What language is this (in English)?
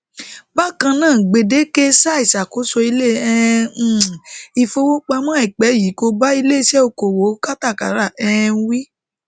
Yoruba